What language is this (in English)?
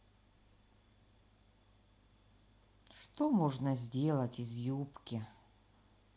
Russian